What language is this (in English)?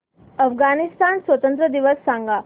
Marathi